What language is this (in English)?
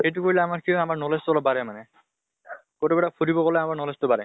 Assamese